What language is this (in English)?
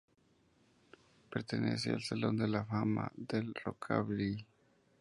Spanish